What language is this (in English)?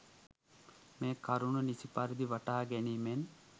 Sinhala